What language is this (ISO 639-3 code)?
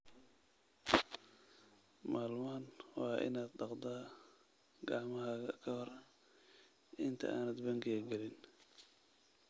som